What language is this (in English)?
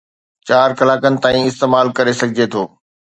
Sindhi